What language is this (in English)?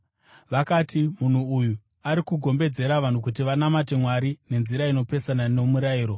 Shona